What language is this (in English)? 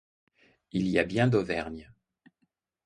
French